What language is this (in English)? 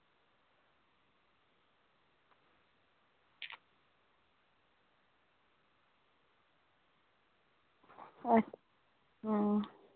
Dogri